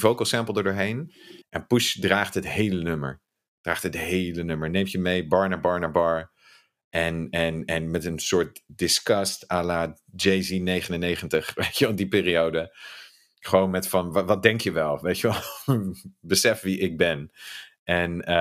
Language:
Dutch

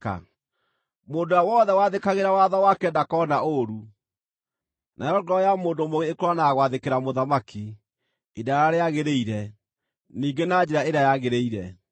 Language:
Kikuyu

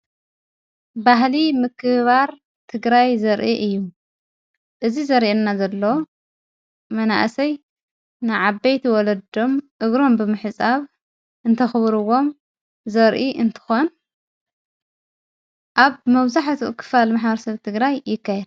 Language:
Tigrinya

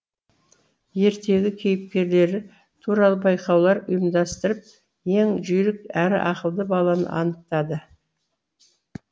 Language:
Kazakh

